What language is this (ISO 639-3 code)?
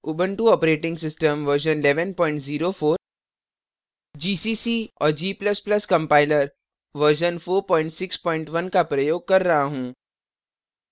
hin